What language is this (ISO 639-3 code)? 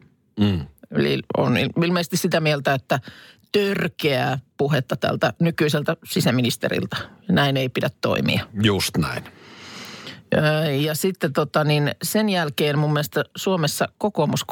fin